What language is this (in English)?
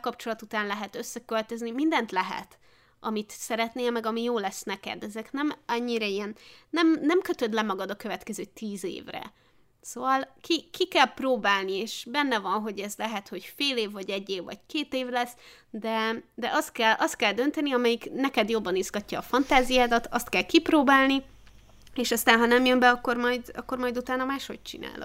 Hungarian